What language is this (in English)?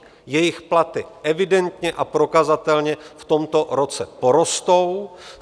Czech